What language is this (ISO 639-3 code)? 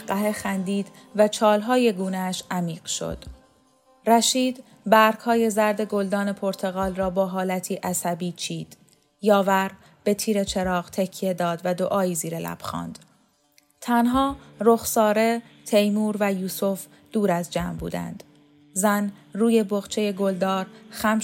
fas